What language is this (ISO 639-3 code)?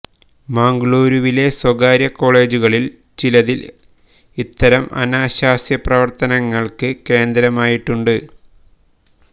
mal